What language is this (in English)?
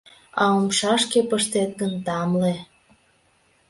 Mari